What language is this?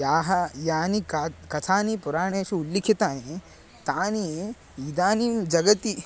Sanskrit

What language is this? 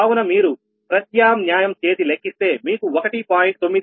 Telugu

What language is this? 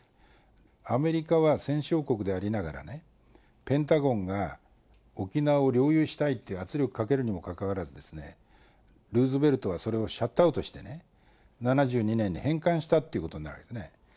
Japanese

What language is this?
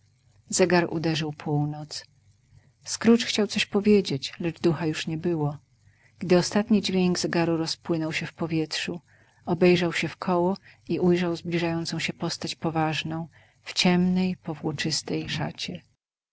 Polish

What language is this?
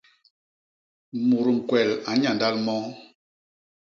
Basaa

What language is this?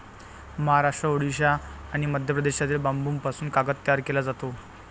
Marathi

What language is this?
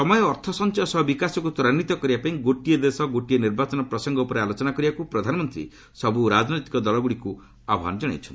Odia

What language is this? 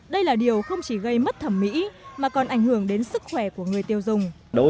Vietnamese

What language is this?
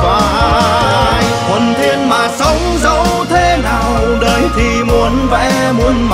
Vietnamese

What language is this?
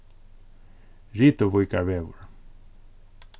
Faroese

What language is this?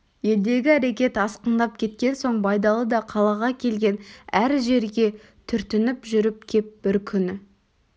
Kazakh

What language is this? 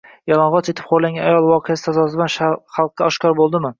Uzbek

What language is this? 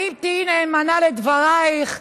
Hebrew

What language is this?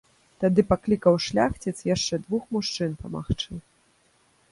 Belarusian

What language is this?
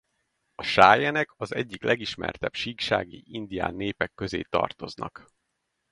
Hungarian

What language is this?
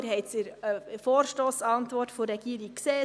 Swiss German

